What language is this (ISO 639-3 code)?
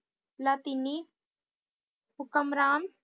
pan